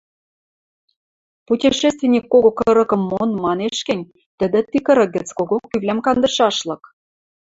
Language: Western Mari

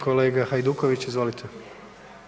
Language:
Croatian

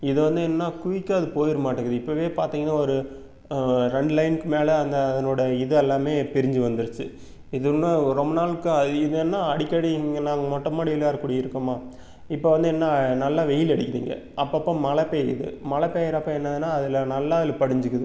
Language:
Tamil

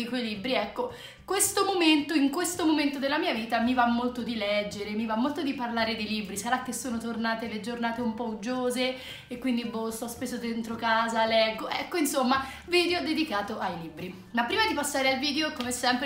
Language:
Italian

